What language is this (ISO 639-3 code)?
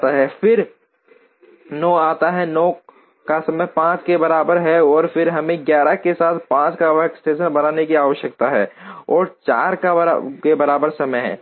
hin